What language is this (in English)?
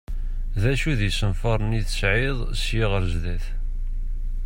Kabyle